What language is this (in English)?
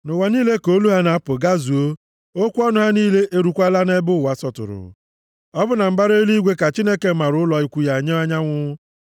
Igbo